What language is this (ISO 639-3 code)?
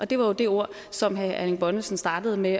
dan